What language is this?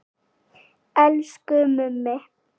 Icelandic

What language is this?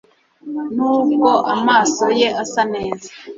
Kinyarwanda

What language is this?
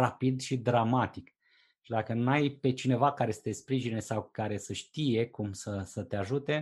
Romanian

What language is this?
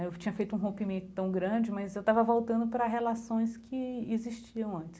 Portuguese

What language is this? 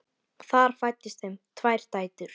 Icelandic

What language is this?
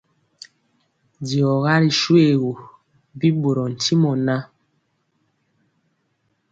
Mpiemo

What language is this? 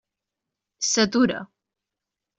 Catalan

